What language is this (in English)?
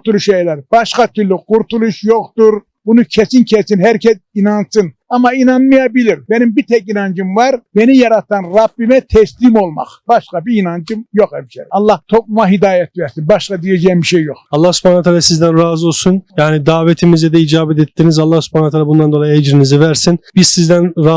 Turkish